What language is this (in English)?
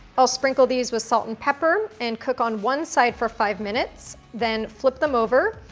English